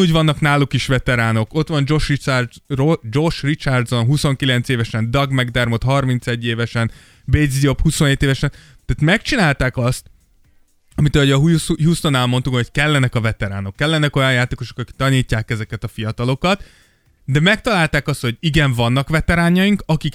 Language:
Hungarian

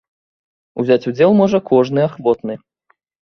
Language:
Belarusian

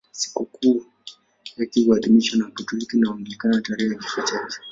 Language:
Swahili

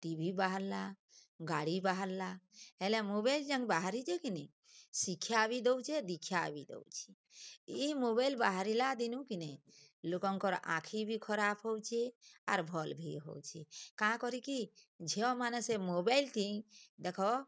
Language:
Odia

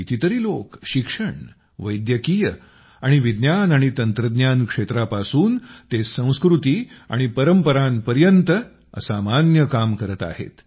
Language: Marathi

